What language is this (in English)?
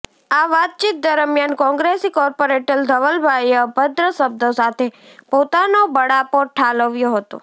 Gujarati